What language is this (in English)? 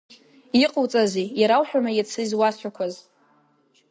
Abkhazian